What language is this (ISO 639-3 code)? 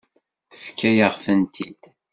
kab